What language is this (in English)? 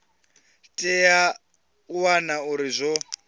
Venda